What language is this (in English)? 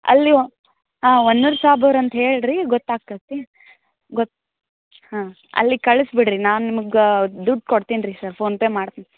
Kannada